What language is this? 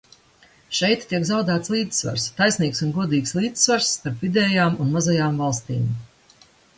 Latvian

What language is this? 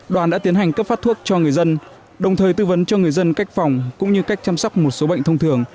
Vietnamese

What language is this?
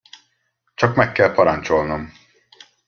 Hungarian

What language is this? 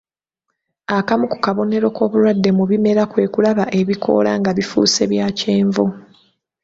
Ganda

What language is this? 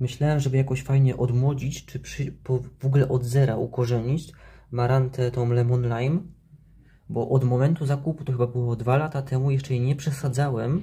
Polish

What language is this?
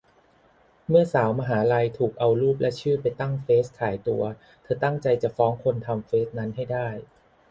Thai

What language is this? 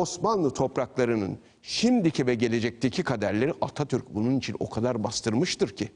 Turkish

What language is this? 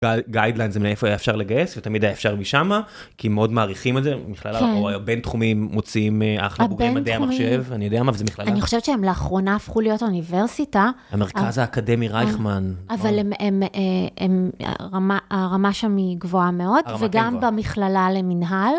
Hebrew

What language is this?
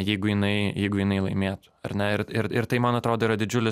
Lithuanian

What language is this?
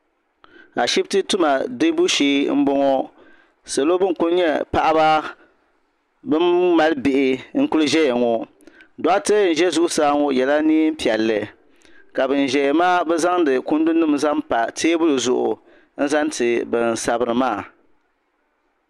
Dagbani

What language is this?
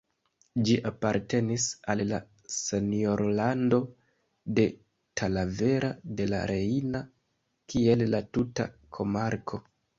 Esperanto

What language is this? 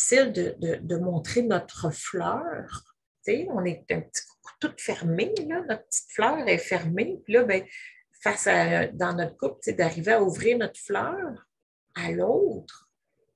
French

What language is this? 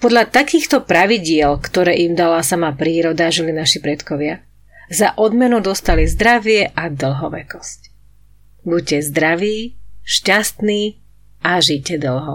Slovak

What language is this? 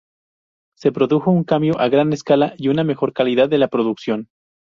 Spanish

